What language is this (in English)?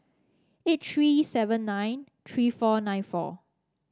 English